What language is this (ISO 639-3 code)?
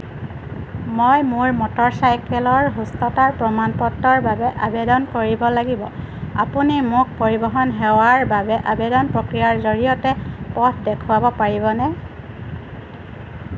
asm